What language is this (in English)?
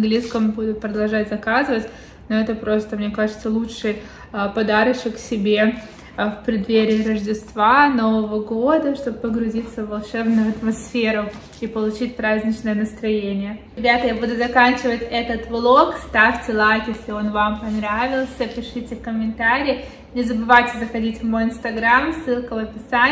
Russian